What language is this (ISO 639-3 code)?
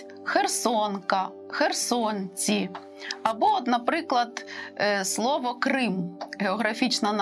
ukr